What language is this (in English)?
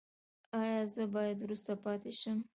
Pashto